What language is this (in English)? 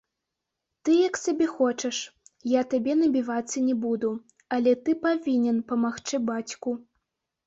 Belarusian